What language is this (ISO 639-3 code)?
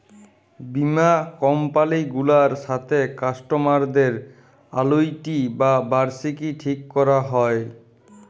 ben